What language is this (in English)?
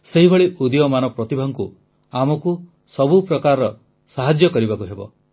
Odia